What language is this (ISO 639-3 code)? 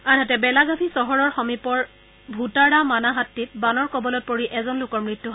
asm